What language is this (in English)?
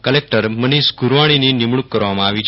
Gujarati